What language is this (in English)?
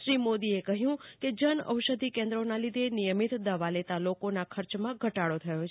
Gujarati